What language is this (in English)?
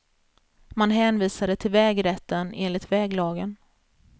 Swedish